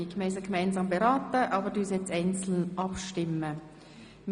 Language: Swiss German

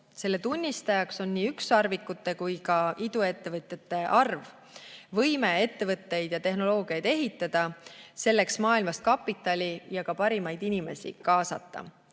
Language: Estonian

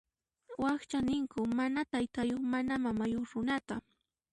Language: Puno Quechua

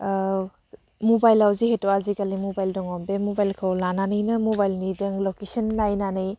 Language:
Bodo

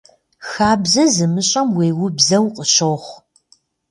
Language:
Kabardian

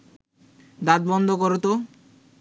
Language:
Bangla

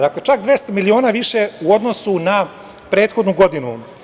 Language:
Serbian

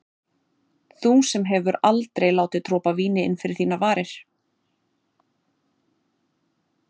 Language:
Icelandic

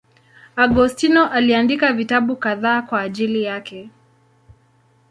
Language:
Swahili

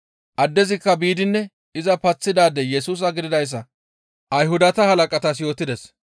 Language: Gamo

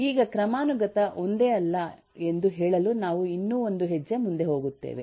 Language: Kannada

